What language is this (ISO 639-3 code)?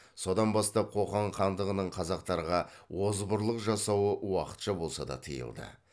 kaz